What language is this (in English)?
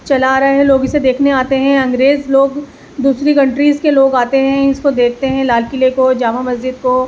Urdu